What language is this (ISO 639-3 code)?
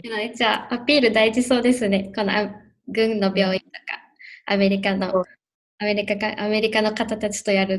jpn